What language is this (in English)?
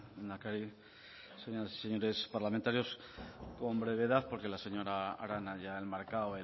Spanish